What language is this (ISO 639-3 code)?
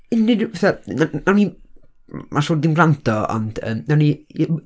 cym